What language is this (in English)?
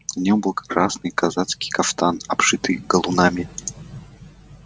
Russian